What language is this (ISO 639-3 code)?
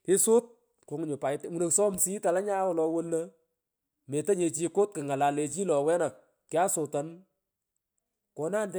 pko